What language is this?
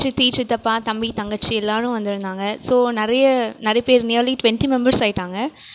Tamil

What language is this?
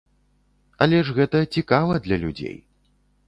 Belarusian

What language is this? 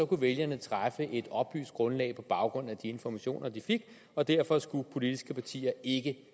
Danish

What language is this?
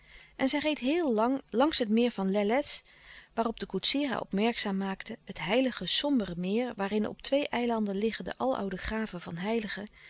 Dutch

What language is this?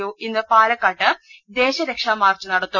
Malayalam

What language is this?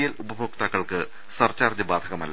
Malayalam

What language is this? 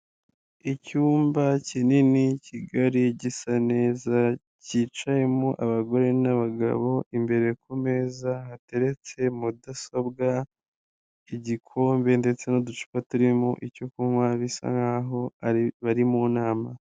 Kinyarwanda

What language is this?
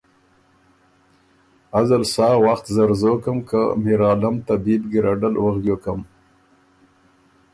Ormuri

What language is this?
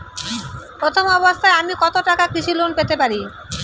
Bangla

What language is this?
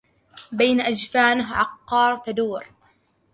Arabic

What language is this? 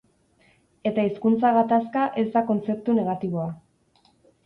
Basque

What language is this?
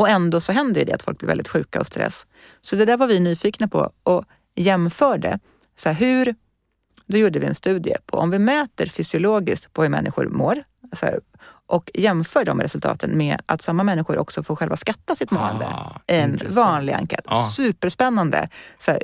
Swedish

